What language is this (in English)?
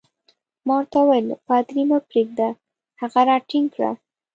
Pashto